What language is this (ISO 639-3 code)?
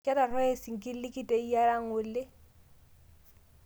mas